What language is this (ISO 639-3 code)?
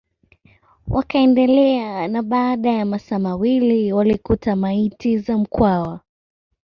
swa